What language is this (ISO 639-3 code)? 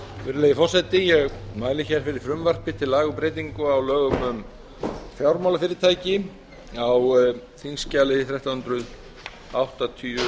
isl